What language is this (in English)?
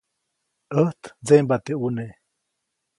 Copainalá Zoque